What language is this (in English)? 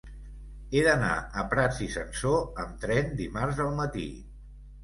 Catalan